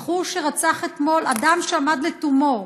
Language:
Hebrew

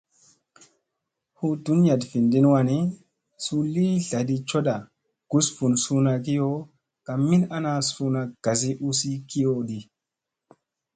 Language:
Musey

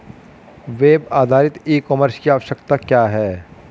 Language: Hindi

